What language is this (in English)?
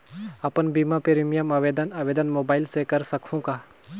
Chhattisgarhi